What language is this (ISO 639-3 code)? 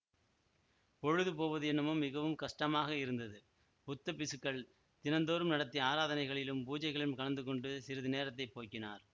tam